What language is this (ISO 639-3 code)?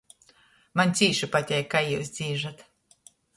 ltg